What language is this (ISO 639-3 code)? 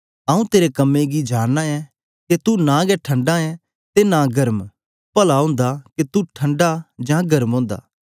doi